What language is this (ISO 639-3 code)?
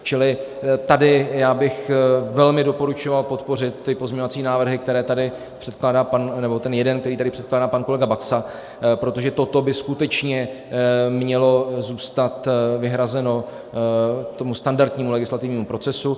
ces